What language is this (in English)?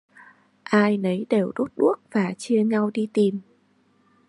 Vietnamese